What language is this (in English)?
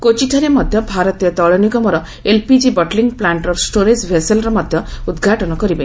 Odia